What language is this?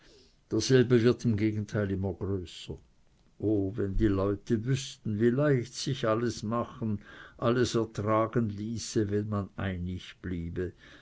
German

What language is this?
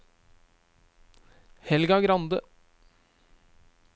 Norwegian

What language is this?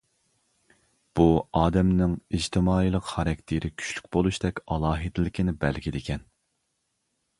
Uyghur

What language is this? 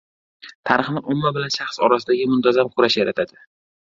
Uzbek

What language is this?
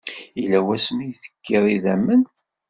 Kabyle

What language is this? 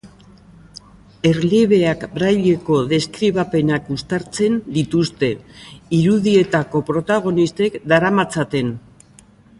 Basque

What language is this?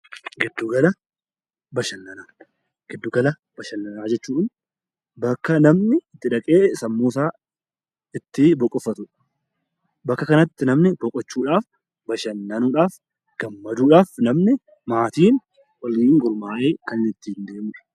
Oromo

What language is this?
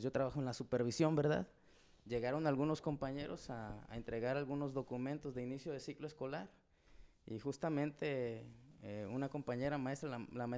Spanish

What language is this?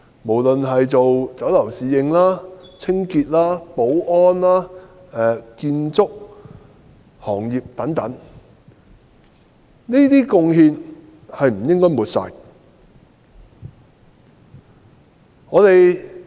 Cantonese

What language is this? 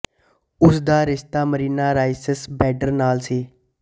Punjabi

